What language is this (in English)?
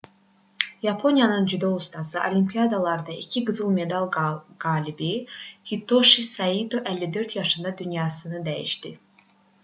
Azerbaijani